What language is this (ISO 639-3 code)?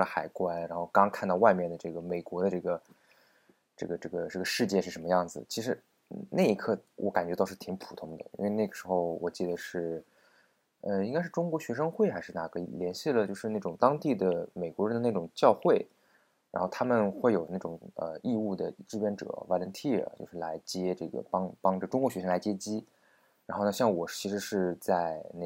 zho